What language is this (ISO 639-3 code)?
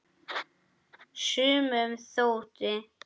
isl